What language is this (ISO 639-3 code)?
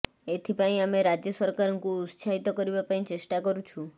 ori